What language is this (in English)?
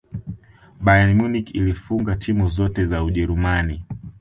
Swahili